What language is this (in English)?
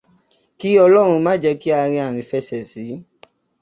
Yoruba